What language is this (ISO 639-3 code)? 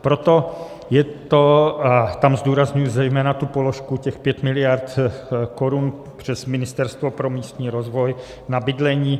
ces